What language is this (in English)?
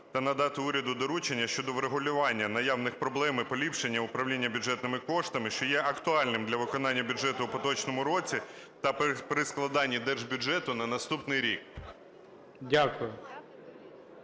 Ukrainian